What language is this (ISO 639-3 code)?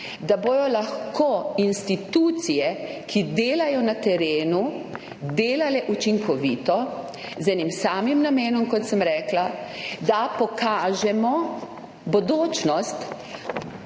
slv